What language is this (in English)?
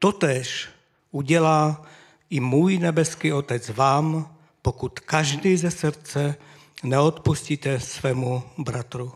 Czech